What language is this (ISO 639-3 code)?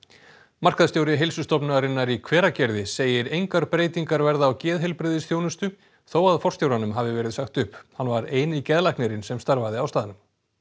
isl